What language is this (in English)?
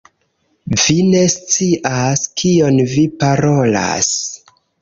Esperanto